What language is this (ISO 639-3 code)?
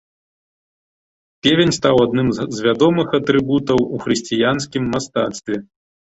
bel